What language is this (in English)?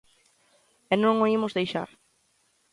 Galician